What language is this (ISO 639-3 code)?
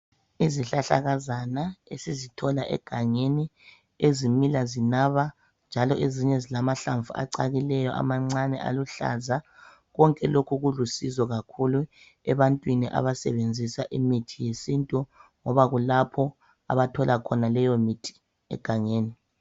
nde